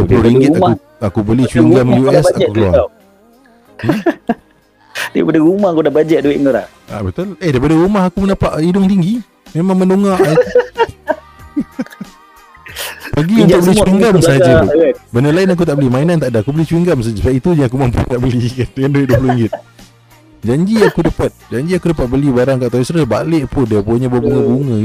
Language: Malay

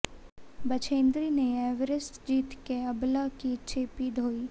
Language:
Hindi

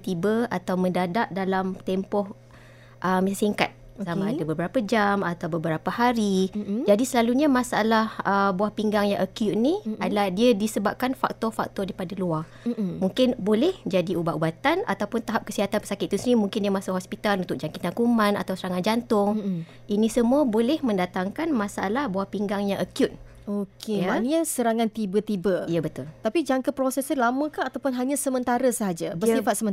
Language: Malay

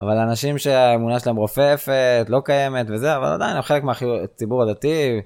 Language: Hebrew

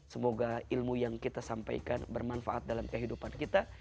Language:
Indonesian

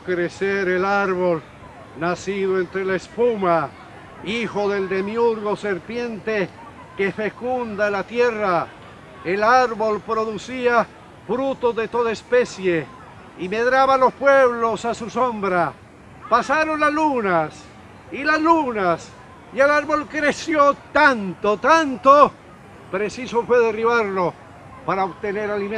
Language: Spanish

